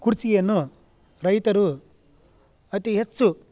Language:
Kannada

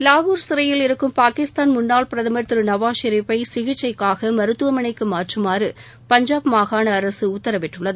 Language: Tamil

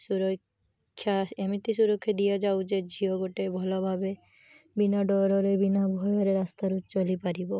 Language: Odia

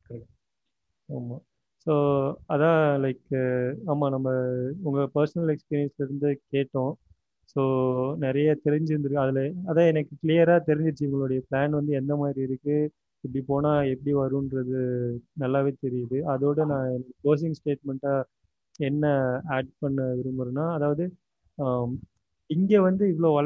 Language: Tamil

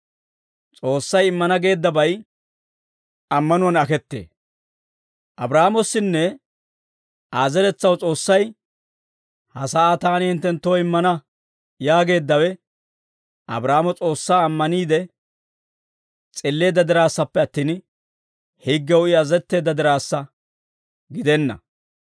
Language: Dawro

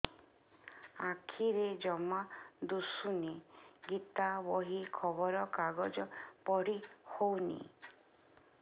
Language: Odia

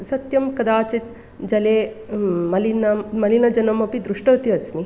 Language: Sanskrit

